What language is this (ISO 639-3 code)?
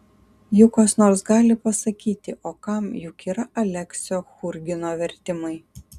lit